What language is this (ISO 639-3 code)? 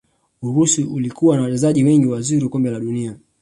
swa